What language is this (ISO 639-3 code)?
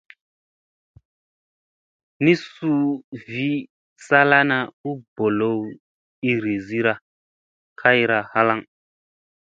mse